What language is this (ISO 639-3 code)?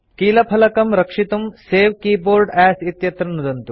san